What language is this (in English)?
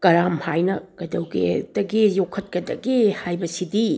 Manipuri